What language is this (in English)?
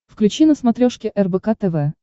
Russian